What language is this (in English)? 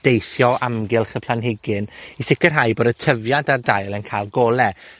Welsh